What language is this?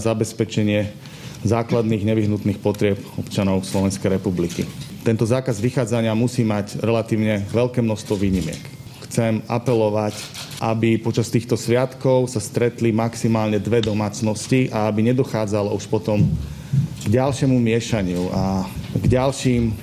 Slovak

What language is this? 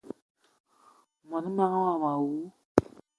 Eton (Cameroon)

